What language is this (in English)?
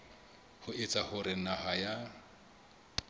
Southern Sotho